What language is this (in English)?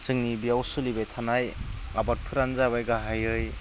Bodo